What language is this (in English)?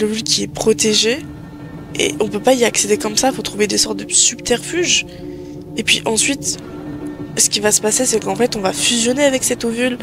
French